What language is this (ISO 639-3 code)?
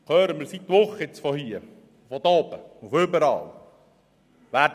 gsw